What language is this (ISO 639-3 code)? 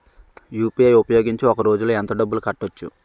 tel